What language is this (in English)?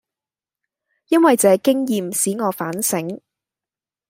Cantonese